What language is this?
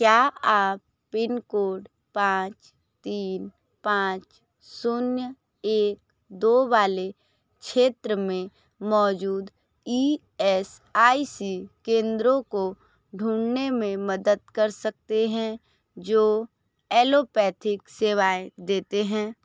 Hindi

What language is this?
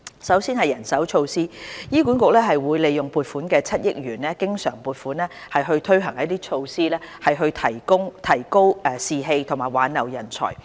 Cantonese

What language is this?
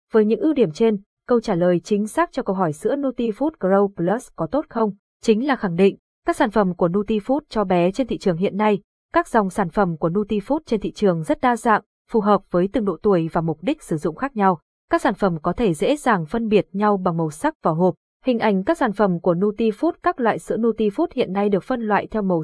Vietnamese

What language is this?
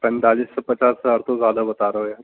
Urdu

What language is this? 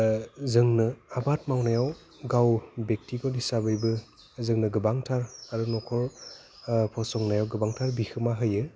Bodo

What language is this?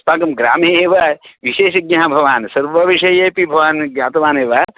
Sanskrit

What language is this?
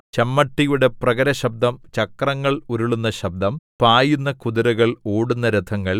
Malayalam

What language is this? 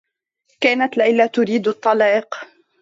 Arabic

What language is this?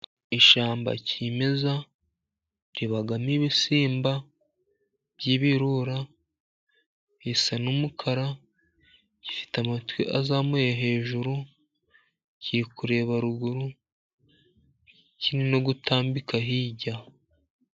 Kinyarwanda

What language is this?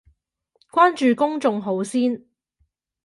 Cantonese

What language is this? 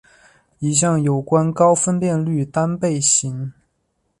Chinese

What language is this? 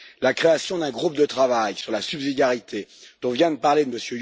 French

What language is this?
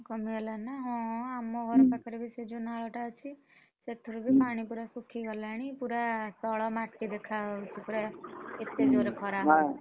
Odia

